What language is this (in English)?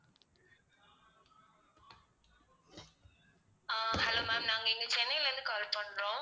Tamil